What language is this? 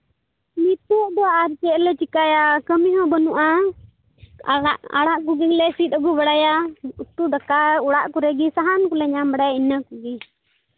Santali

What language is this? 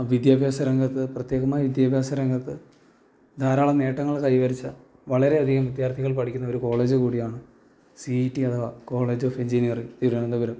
Malayalam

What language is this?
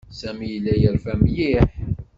Kabyle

